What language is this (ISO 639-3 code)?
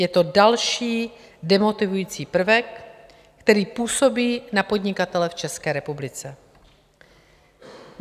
ces